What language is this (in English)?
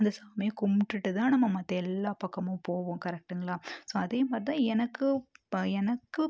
Tamil